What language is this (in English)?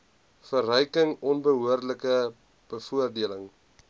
Afrikaans